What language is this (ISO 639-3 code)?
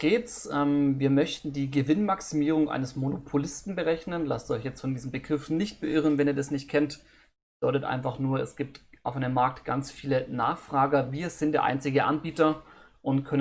deu